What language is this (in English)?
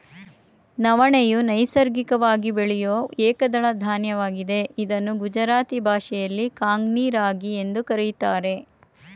Kannada